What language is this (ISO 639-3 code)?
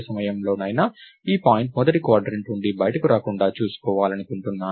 tel